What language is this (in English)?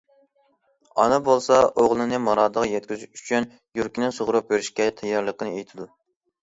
Uyghur